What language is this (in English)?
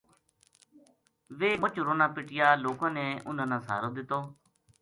Gujari